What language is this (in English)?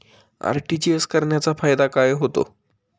Marathi